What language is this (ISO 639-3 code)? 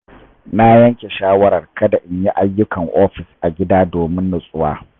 hau